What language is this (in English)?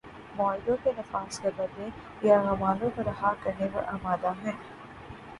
Urdu